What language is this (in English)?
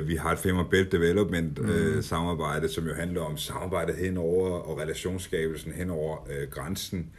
Danish